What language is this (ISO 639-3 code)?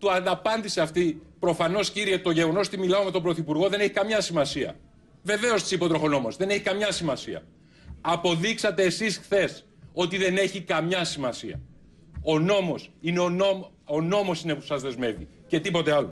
ell